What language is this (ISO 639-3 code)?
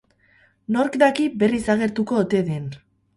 eus